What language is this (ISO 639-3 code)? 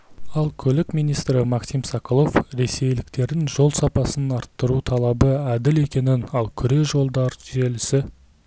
kaz